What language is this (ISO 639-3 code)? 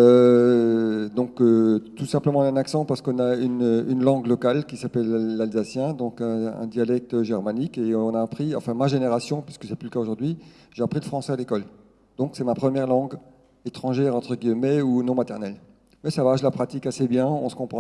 fra